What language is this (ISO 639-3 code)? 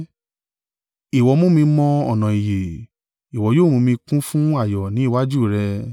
yor